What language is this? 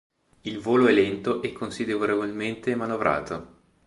Italian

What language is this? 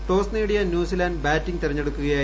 Malayalam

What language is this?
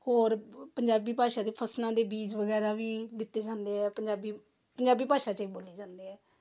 Punjabi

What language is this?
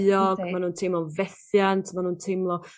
Welsh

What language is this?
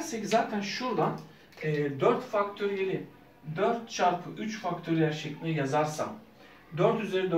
Turkish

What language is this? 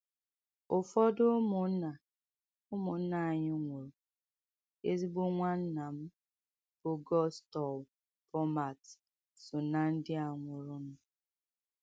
Igbo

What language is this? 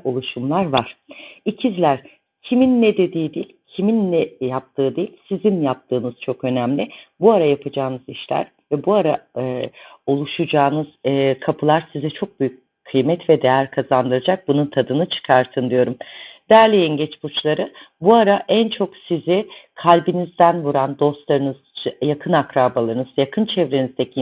Turkish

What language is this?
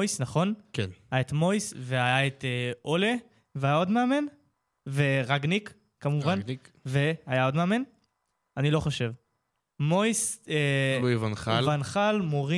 Hebrew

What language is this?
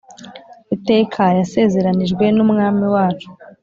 Kinyarwanda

